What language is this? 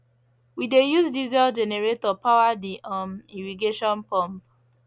Nigerian Pidgin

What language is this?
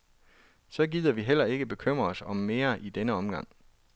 Danish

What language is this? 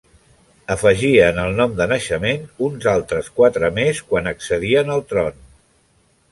Catalan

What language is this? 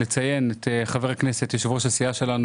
Hebrew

